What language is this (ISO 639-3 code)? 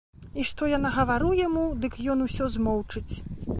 bel